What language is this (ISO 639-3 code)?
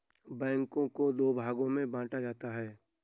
hin